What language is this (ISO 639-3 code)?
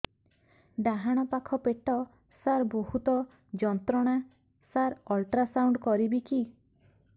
ori